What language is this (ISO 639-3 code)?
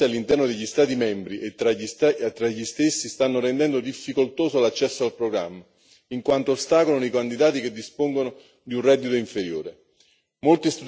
ita